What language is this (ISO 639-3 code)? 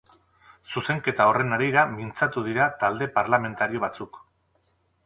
eus